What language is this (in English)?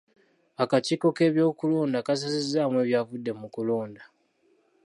Ganda